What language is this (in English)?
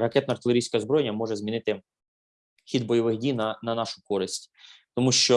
Ukrainian